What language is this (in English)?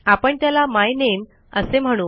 Marathi